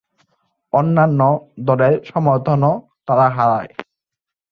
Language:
Bangla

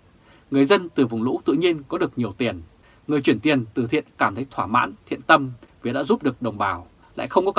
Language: Vietnamese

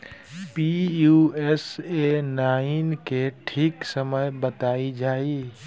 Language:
Bhojpuri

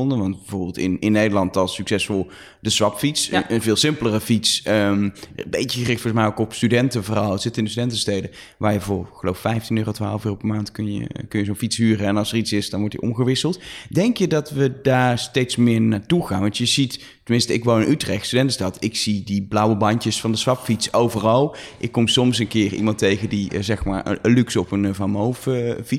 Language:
Dutch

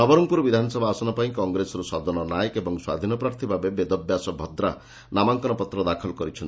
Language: Odia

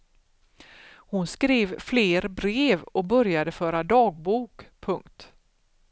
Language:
Swedish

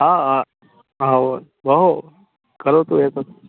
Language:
Sanskrit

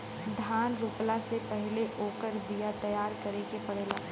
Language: Bhojpuri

